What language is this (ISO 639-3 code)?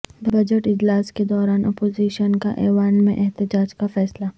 urd